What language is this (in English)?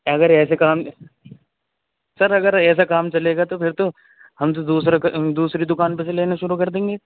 Urdu